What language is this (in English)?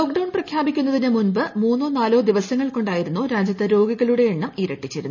Malayalam